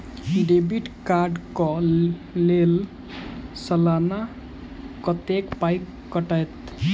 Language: Maithili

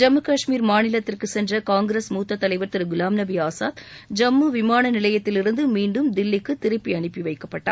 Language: Tamil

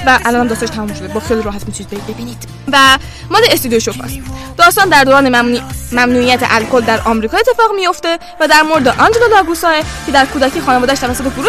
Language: Persian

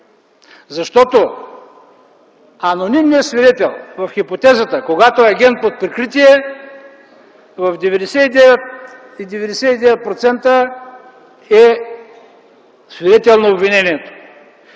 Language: Bulgarian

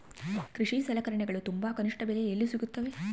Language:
Kannada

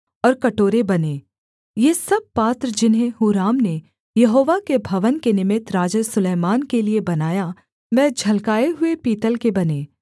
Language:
Hindi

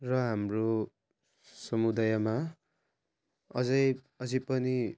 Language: Nepali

